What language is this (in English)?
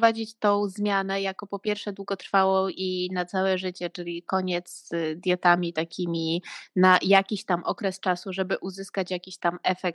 Polish